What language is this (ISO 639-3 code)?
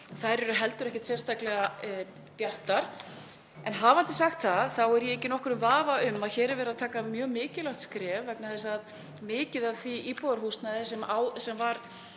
isl